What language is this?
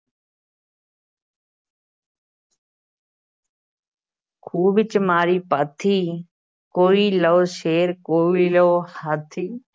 Punjabi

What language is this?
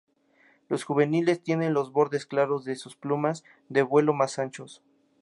Spanish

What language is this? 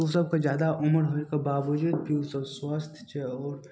Maithili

